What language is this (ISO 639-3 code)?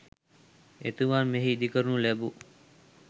sin